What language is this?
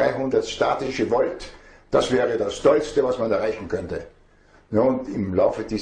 German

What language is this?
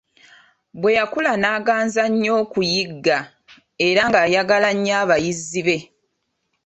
Ganda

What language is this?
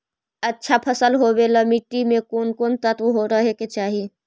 Magahi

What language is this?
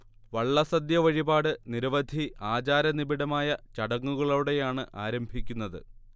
Malayalam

